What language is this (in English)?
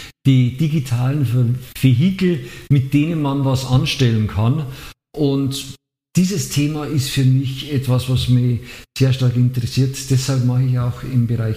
German